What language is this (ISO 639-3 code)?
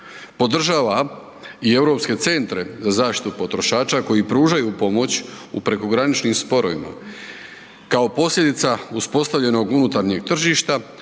hrv